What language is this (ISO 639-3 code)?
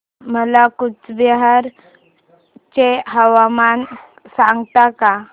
mar